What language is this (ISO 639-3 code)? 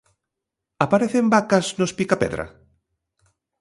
glg